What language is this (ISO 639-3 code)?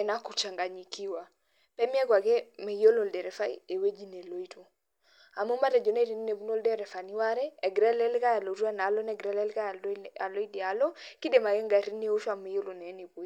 mas